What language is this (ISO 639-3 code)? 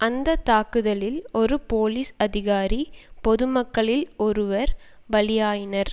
tam